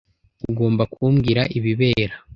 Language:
Kinyarwanda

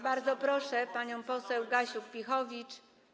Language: Polish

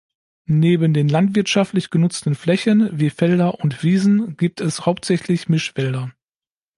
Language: German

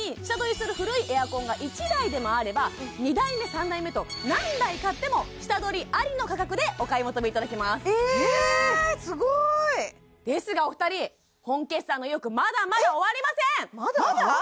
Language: Japanese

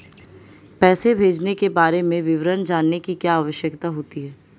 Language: Hindi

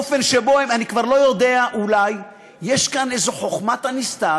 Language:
Hebrew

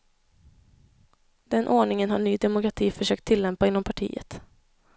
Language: Swedish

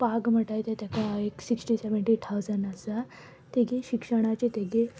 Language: Konkani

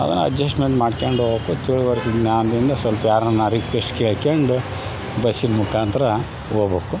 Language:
Kannada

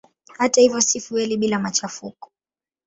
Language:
Swahili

